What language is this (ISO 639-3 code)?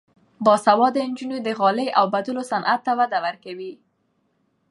pus